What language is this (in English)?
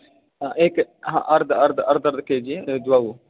Sanskrit